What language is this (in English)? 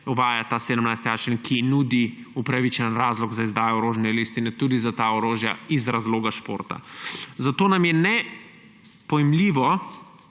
Slovenian